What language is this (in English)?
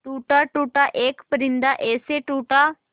Hindi